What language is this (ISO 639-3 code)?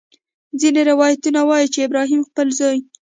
pus